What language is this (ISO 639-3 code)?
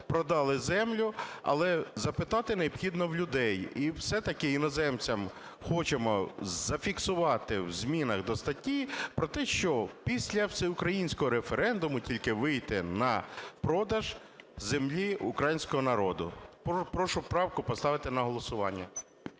ukr